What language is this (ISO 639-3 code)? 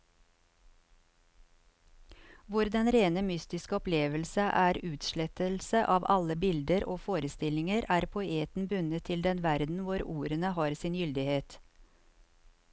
nor